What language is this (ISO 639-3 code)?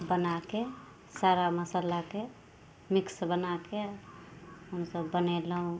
mai